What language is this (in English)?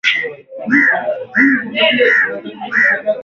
Swahili